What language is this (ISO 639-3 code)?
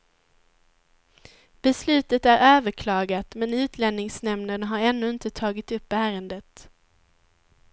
swe